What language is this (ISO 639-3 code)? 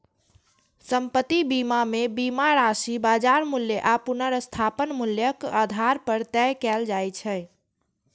mai